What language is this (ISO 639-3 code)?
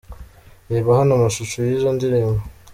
kin